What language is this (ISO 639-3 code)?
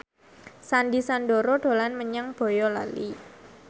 jav